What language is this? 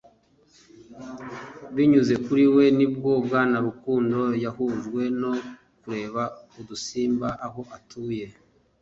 Kinyarwanda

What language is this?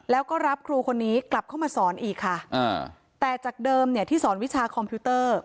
Thai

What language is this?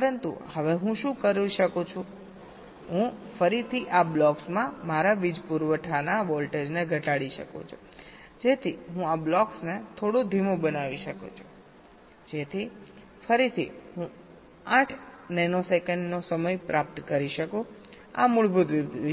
Gujarati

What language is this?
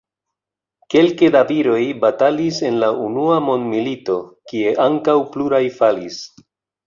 Esperanto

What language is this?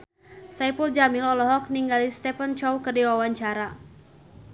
Sundanese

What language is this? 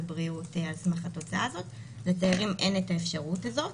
Hebrew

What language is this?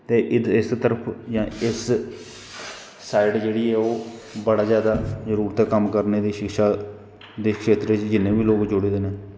Dogri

